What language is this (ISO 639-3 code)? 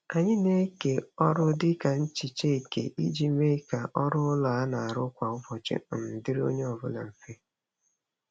ibo